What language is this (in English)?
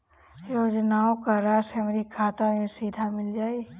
Bhojpuri